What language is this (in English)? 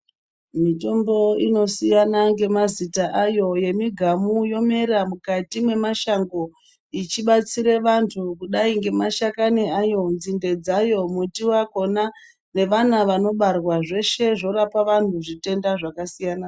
Ndau